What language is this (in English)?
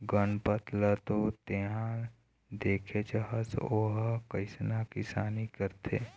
Chhattisgarhi